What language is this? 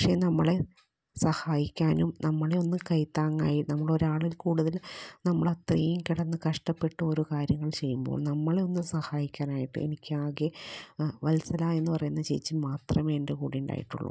Malayalam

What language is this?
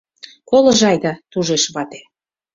Mari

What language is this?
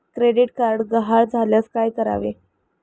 Marathi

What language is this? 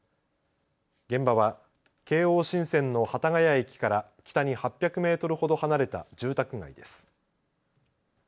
Japanese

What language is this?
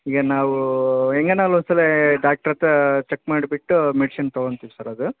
Kannada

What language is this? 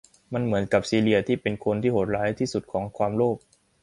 Thai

